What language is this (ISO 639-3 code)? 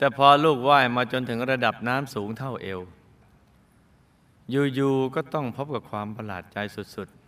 tha